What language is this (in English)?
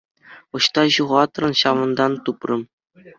Chuvash